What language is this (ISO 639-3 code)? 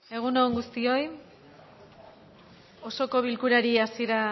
eus